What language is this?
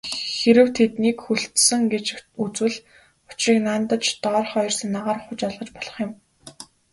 Mongolian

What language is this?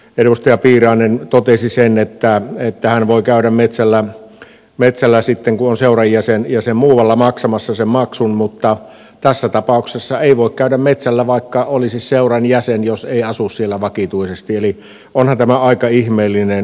Finnish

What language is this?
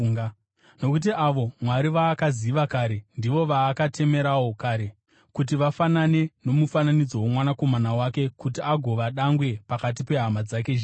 Shona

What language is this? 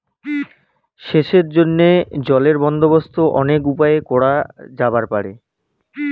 Bangla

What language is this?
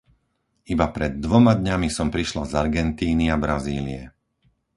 Slovak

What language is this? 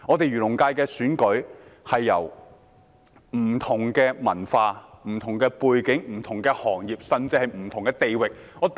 Cantonese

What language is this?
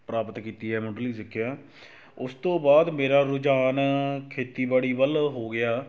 Punjabi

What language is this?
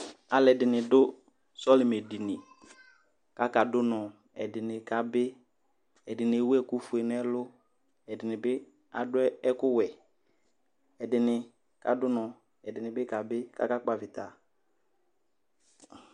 Ikposo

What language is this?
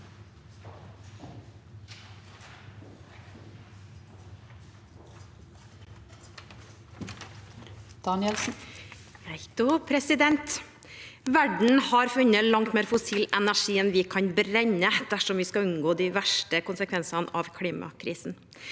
Norwegian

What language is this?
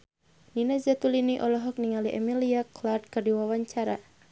Sundanese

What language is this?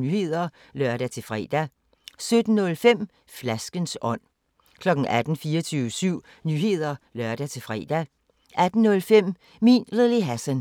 Danish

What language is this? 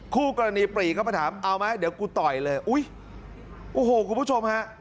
Thai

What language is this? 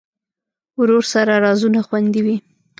Pashto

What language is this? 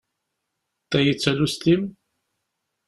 Kabyle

